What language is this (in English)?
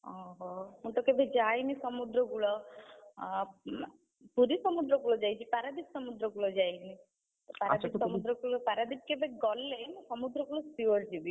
Odia